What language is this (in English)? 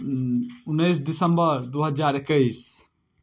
Maithili